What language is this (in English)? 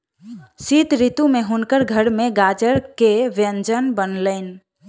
Maithili